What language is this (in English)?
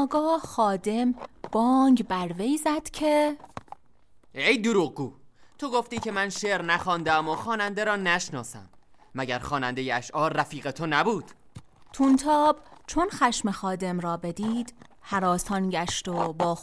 Persian